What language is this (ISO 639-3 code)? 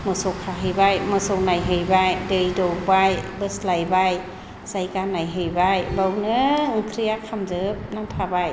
brx